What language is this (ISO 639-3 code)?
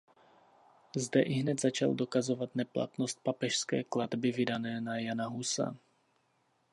ces